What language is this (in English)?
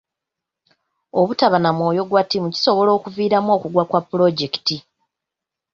Ganda